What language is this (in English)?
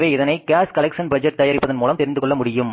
Tamil